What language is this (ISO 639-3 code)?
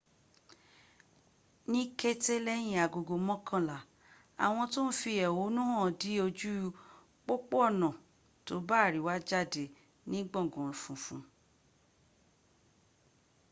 yor